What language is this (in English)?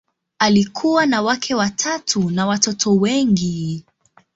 Swahili